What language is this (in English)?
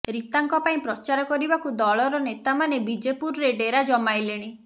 Odia